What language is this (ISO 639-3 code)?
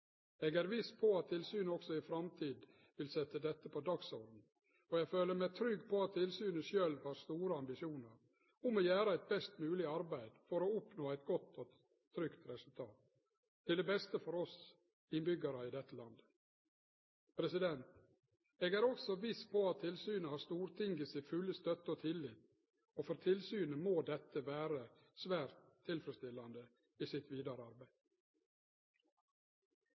nno